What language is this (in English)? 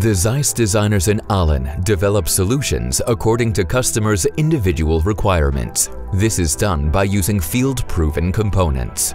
English